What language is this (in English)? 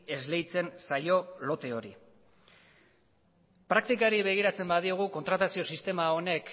Basque